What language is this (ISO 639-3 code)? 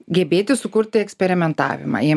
lit